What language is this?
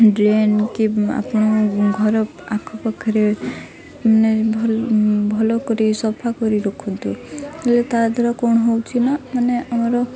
Odia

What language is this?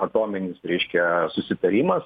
Lithuanian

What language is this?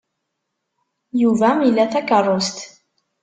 Kabyle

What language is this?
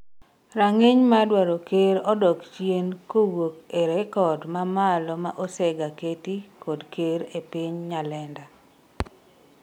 Luo (Kenya and Tanzania)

